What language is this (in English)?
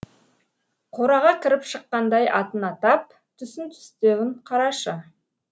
Kazakh